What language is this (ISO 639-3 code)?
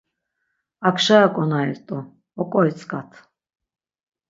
lzz